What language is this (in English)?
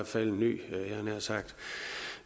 Danish